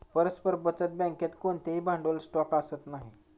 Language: Marathi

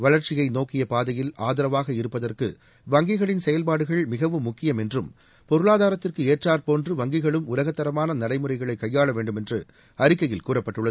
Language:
Tamil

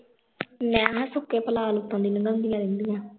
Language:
Punjabi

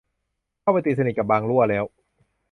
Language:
Thai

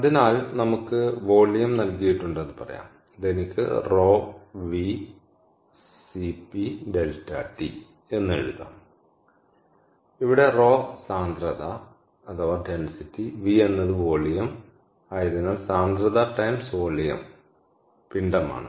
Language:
Malayalam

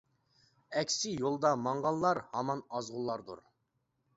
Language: Uyghur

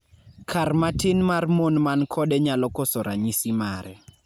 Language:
Luo (Kenya and Tanzania)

